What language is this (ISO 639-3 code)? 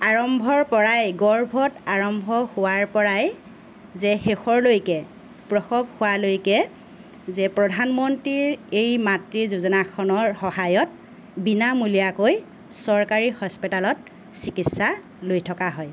asm